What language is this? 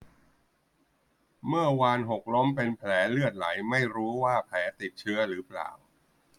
Thai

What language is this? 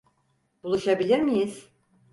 Turkish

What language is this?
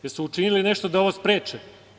Serbian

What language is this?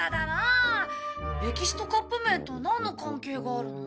Japanese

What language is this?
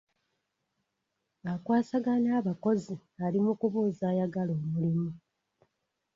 Ganda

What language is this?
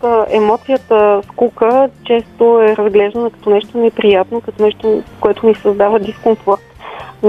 Bulgarian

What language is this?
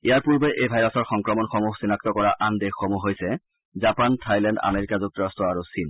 Assamese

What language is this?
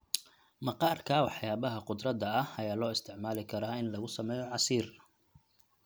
Somali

